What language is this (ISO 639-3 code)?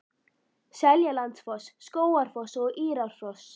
isl